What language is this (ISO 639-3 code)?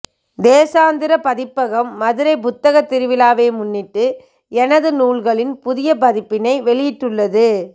tam